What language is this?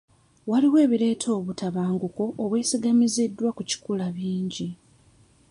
Ganda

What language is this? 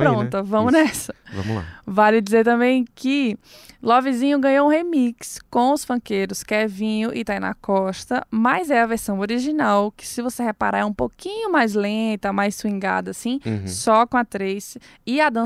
Portuguese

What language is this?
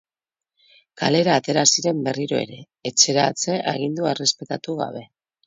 Basque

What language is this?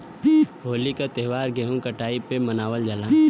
Bhojpuri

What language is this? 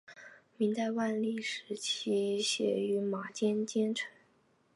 Chinese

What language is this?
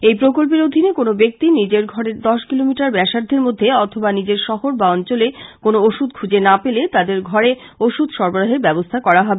Bangla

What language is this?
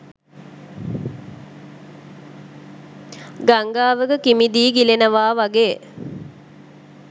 Sinhala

